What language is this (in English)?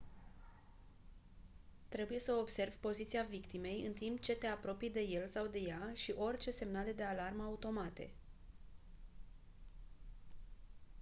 Romanian